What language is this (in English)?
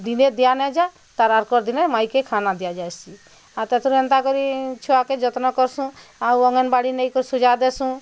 Odia